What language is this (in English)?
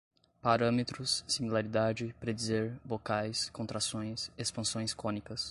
Portuguese